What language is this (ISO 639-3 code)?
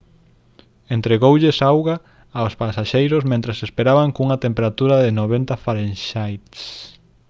glg